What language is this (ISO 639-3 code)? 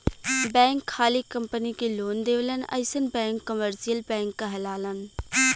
bho